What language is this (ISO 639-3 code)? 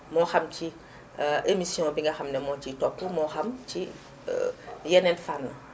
wol